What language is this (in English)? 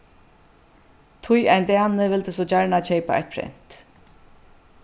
Faroese